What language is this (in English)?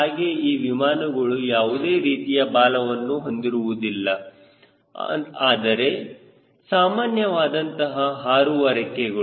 Kannada